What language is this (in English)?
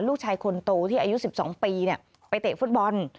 Thai